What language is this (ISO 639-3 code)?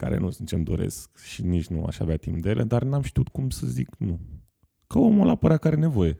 ron